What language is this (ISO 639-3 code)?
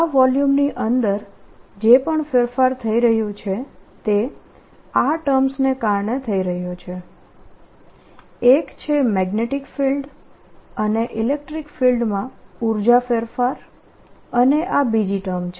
guj